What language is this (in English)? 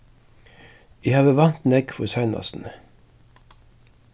Faroese